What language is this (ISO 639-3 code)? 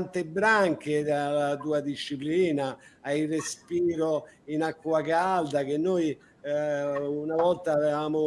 ita